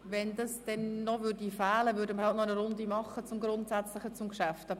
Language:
Swiss German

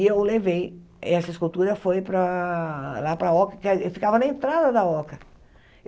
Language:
Portuguese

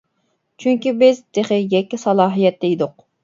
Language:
Uyghur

